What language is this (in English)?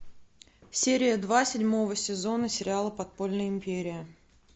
Russian